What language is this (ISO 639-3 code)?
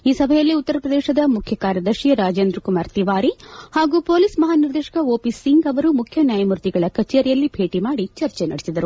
kan